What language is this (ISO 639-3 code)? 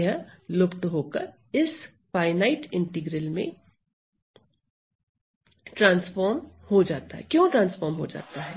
hin